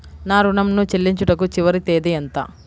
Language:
Telugu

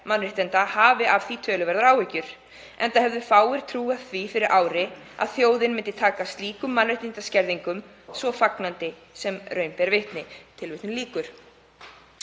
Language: Icelandic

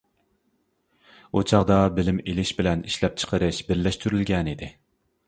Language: Uyghur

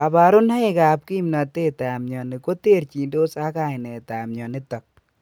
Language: Kalenjin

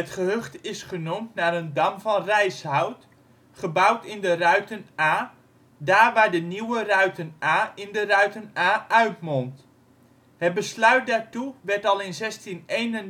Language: Dutch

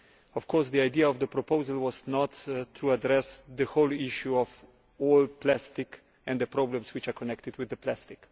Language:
English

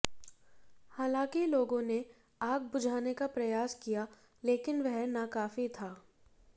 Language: Hindi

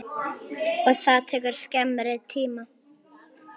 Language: Icelandic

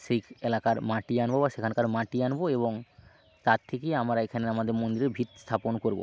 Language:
Bangla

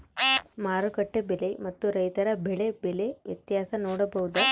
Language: Kannada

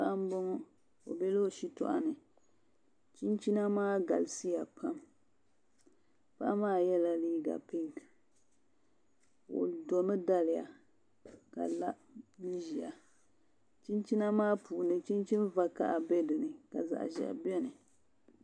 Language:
Dagbani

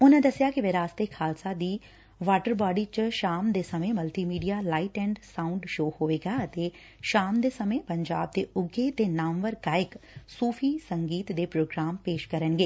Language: Punjabi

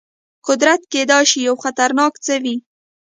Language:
Pashto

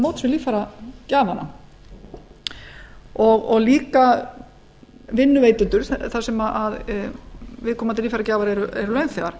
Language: Icelandic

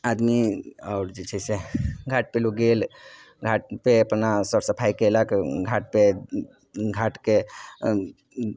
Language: Maithili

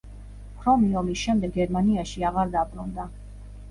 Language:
Georgian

